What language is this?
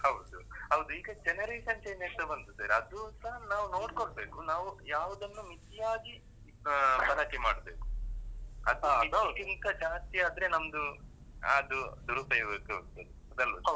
Kannada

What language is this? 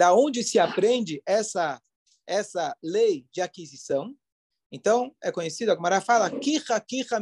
Portuguese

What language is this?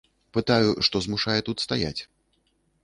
Belarusian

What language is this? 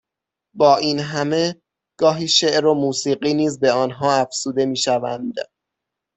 Persian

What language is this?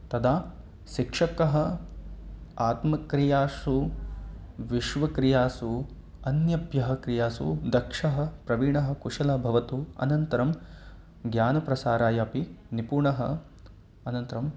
Sanskrit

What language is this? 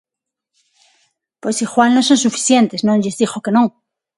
Galician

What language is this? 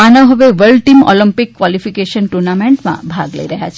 Gujarati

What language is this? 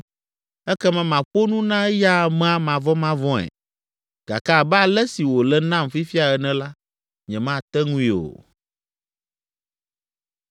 Ewe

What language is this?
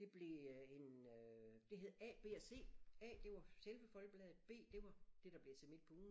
Danish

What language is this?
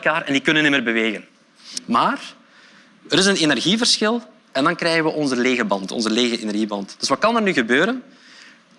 Dutch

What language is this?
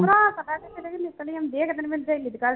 Punjabi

